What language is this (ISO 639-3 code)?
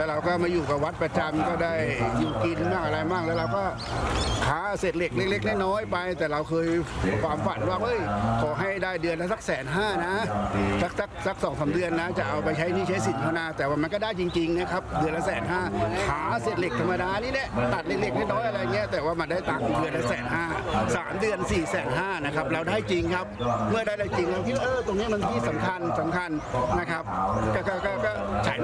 tha